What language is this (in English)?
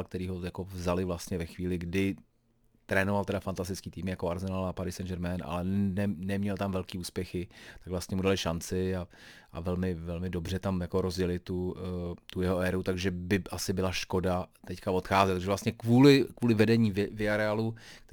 Czech